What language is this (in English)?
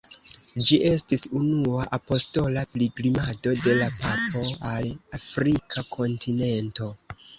Esperanto